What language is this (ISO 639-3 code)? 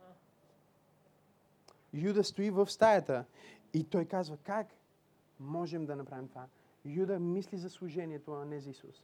bul